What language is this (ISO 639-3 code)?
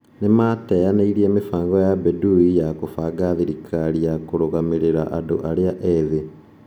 kik